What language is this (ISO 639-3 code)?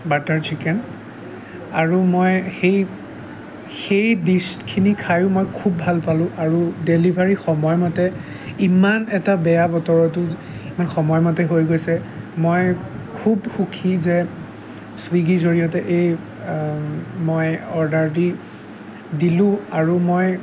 asm